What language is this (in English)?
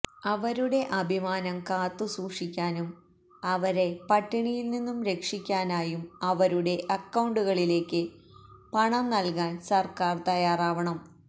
Malayalam